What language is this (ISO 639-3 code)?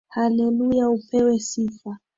swa